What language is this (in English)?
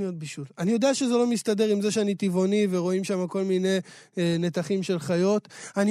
Hebrew